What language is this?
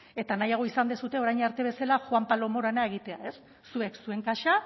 Basque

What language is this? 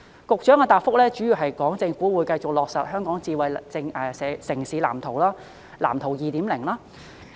Cantonese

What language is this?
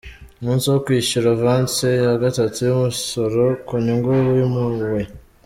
Kinyarwanda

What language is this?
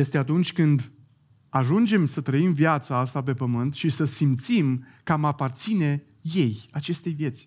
Romanian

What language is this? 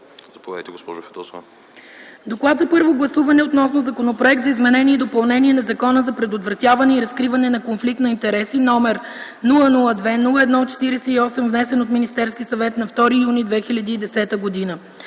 Bulgarian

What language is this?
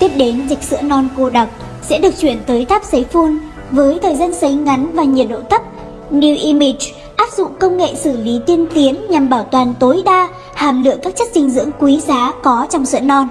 Vietnamese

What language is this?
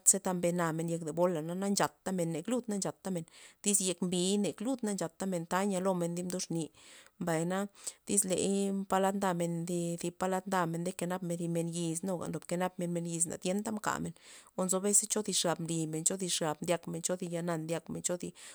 Loxicha Zapotec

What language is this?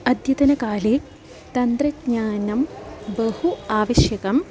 Sanskrit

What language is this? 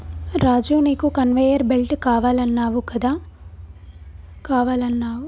Telugu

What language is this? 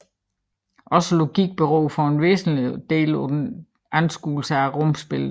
Danish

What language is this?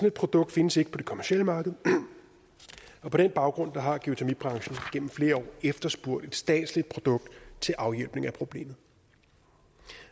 Danish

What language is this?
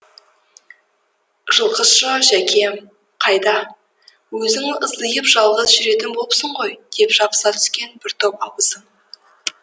Kazakh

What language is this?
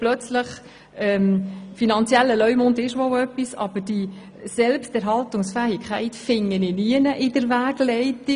Swiss German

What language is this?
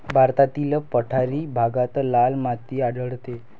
Marathi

